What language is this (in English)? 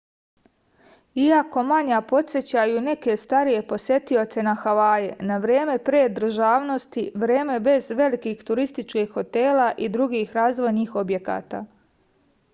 Serbian